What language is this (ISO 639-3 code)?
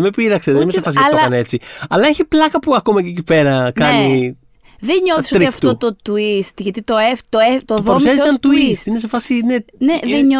ell